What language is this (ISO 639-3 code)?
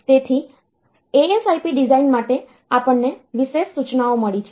guj